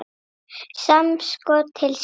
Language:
Icelandic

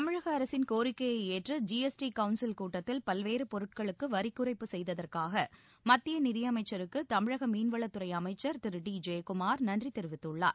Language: Tamil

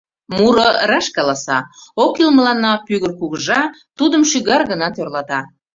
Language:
Mari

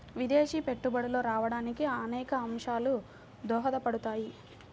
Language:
Telugu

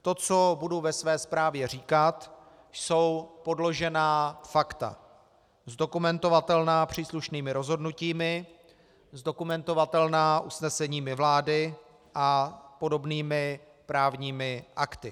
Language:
Czech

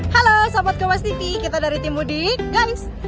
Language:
Indonesian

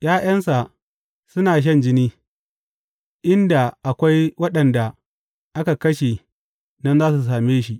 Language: Hausa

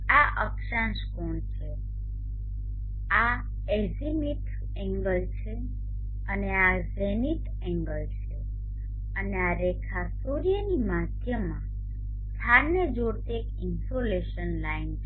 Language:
Gujarati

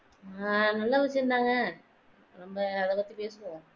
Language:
Tamil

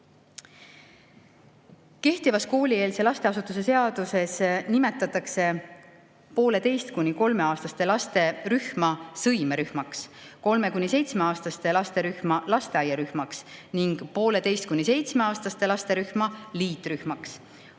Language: Estonian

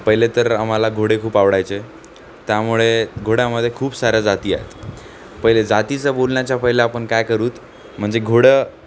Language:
Marathi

